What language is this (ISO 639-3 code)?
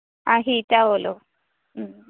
mal